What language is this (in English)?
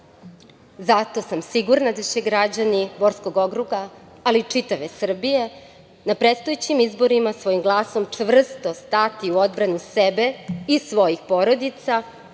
Serbian